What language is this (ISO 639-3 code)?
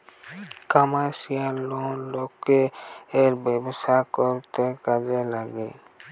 ben